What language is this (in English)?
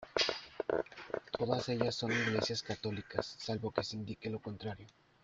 Spanish